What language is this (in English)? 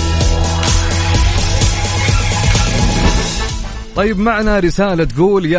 Arabic